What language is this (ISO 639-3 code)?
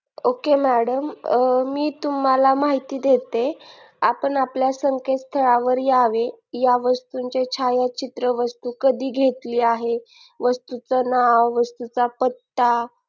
mar